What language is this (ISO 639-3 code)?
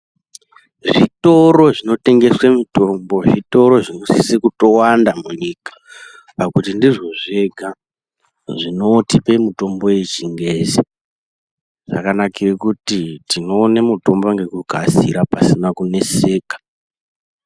ndc